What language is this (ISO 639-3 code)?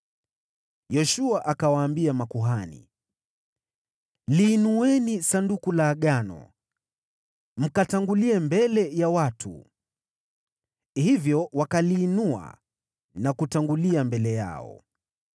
swa